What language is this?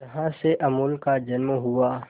Hindi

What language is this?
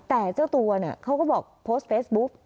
Thai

